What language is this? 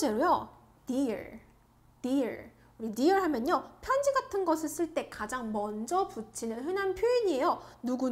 Korean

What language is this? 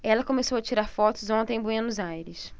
Portuguese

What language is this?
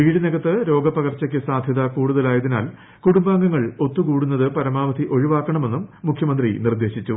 Malayalam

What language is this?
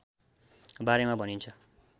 Nepali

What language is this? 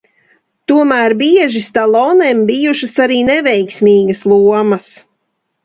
Latvian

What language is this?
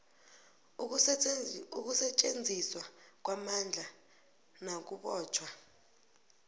South Ndebele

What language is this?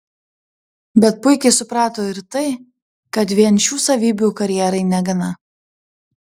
Lithuanian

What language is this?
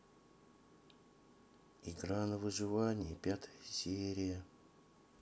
Russian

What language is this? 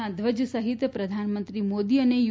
Gujarati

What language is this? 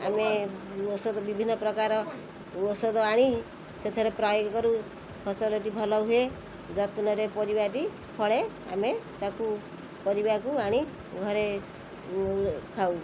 Odia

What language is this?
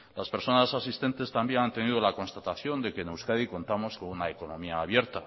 Spanish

